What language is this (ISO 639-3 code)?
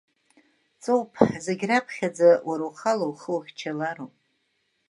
abk